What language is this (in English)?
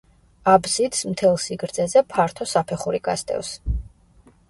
Georgian